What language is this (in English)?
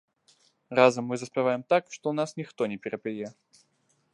Belarusian